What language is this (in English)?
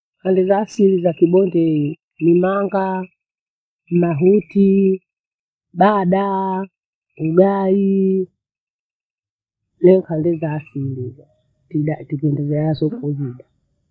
Bondei